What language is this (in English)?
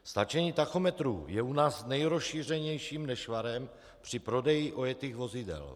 Czech